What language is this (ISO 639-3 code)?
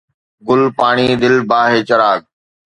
snd